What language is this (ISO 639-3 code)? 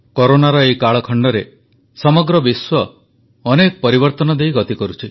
ori